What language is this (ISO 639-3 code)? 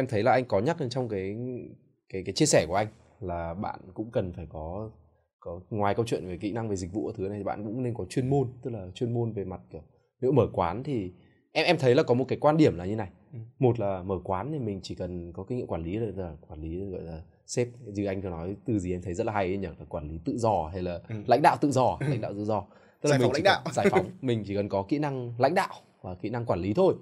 vie